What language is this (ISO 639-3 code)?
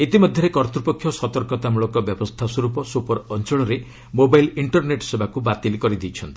ori